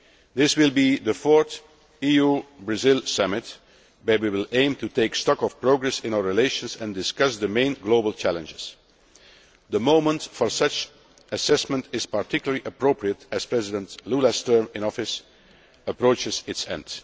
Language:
English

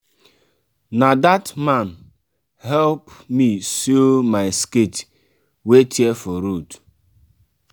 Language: Nigerian Pidgin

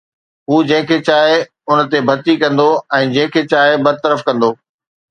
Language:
Sindhi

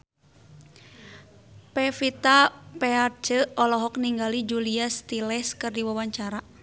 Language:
Sundanese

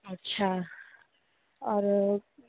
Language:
Hindi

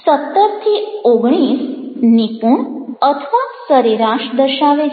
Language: Gujarati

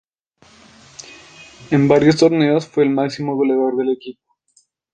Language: Spanish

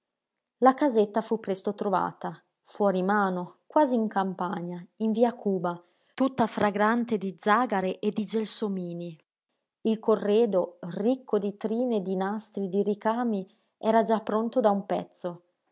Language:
Italian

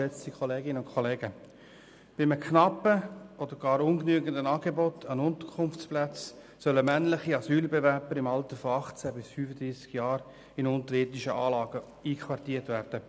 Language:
Swiss German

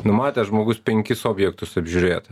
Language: Lithuanian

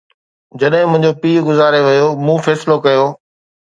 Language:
Sindhi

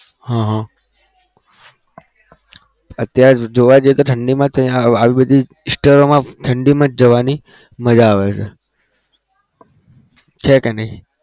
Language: Gujarati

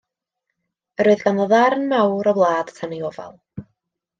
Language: Welsh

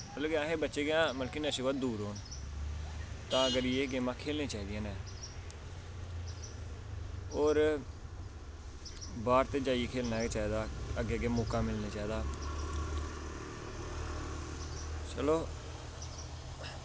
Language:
Dogri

